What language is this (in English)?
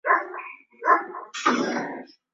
Swahili